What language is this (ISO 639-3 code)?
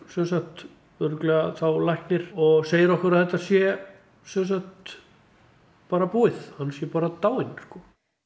isl